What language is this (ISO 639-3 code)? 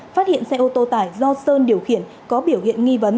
vie